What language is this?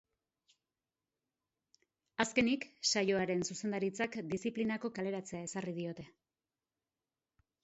Basque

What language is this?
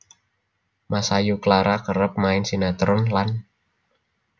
Javanese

